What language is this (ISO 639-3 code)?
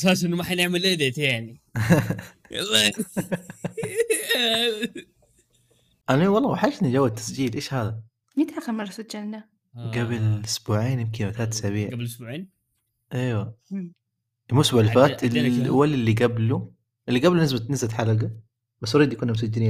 ara